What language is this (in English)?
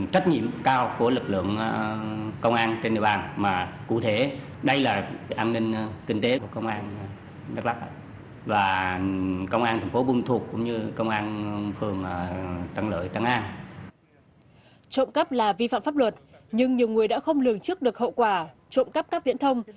Vietnamese